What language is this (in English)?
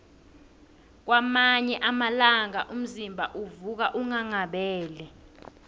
South Ndebele